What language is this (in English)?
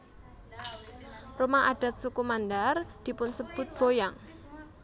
Javanese